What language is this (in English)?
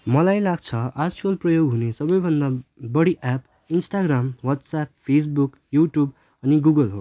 Nepali